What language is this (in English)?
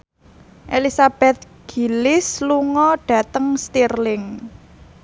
Javanese